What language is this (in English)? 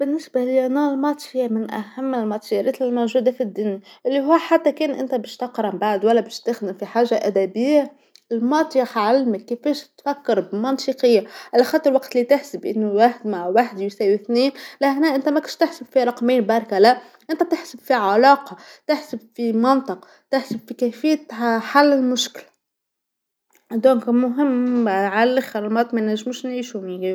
Tunisian Arabic